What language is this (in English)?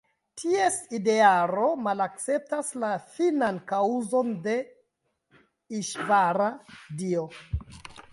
Esperanto